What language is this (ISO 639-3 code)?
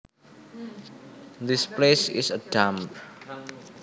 jav